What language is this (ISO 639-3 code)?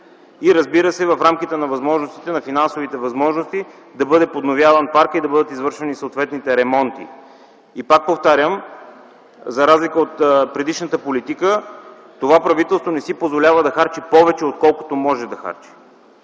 bul